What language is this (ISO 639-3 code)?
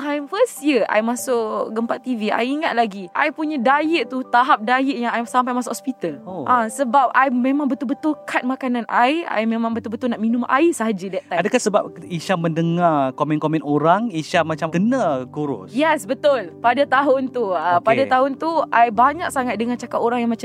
msa